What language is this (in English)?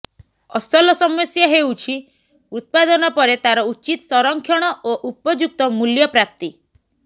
Odia